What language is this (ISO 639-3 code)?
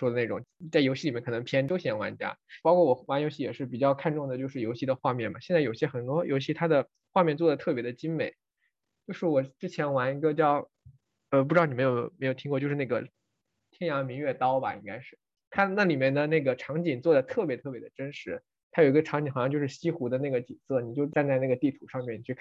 zho